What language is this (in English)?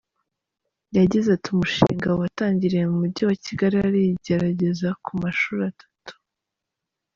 Kinyarwanda